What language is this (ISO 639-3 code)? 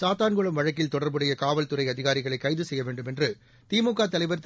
tam